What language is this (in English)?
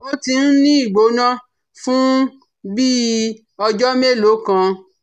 Yoruba